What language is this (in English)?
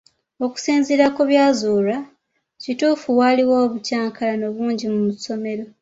Ganda